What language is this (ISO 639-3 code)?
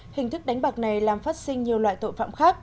vie